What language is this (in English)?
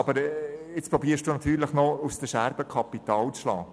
Swiss German